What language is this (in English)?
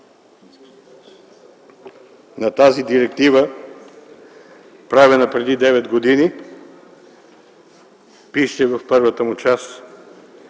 Bulgarian